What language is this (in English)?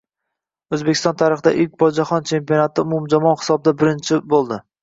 Uzbek